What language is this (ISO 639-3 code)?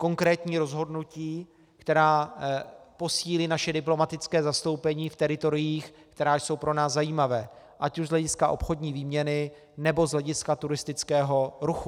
ces